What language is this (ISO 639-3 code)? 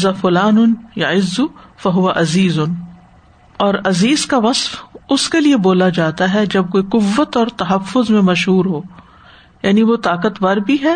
urd